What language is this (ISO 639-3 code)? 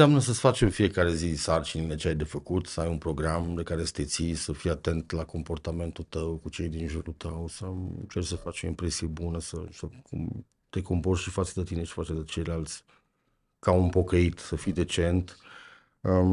ron